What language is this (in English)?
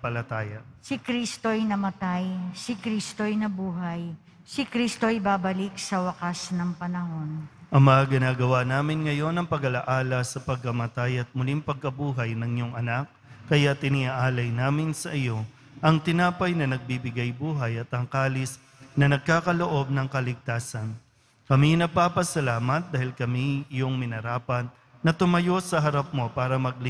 Filipino